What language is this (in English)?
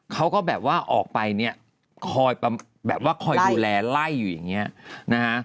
Thai